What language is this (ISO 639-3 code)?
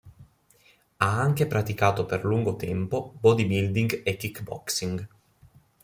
ita